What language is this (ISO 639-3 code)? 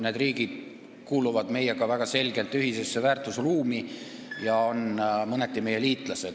est